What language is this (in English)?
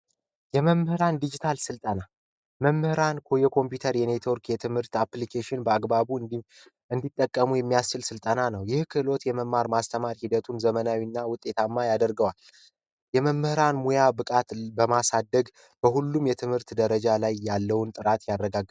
Amharic